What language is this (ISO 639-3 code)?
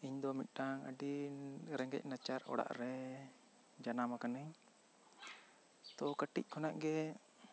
sat